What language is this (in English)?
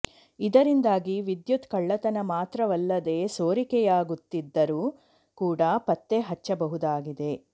Kannada